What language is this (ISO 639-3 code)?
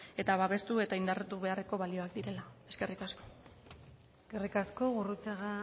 eus